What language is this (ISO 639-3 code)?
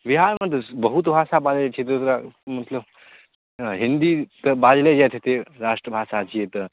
mai